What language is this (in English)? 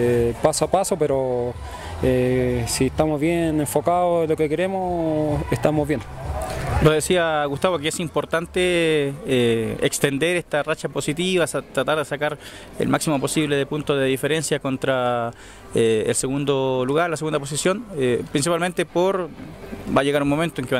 Spanish